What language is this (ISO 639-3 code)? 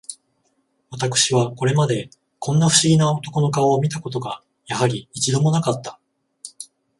jpn